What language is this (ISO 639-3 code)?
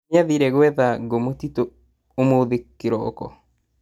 kik